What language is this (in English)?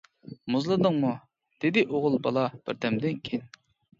Uyghur